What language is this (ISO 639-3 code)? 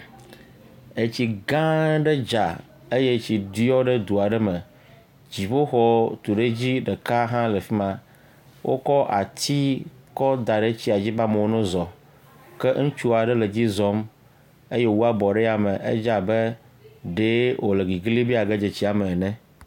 ewe